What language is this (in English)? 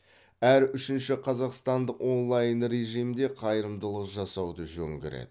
Kazakh